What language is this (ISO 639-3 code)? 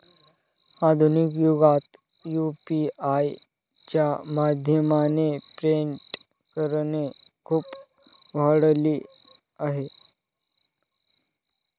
mar